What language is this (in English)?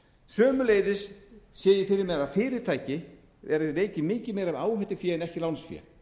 Icelandic